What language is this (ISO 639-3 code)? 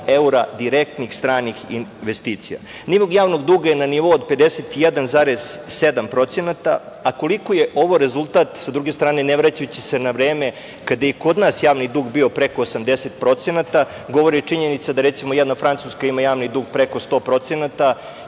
srp